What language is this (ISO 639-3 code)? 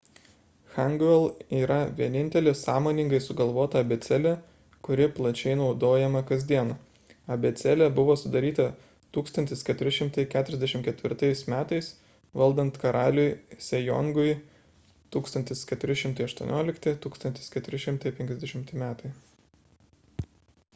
lit